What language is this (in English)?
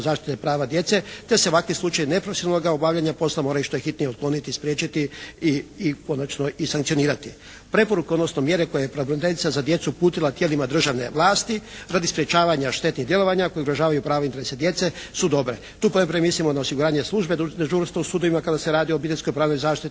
Croatian